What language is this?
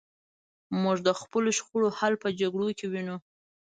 Pashto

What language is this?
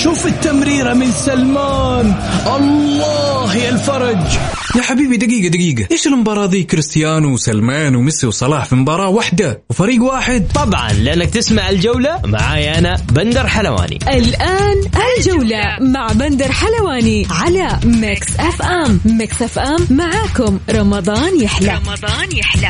Arabic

